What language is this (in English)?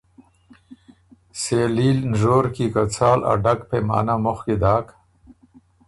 Ormuri